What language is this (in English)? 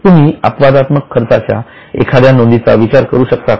Marathi